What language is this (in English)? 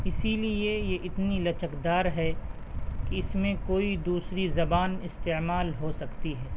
Urdu